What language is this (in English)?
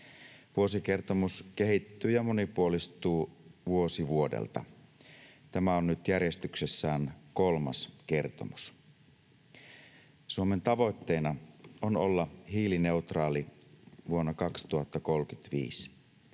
Finnish